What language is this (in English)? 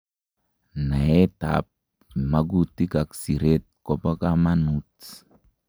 Kalenjin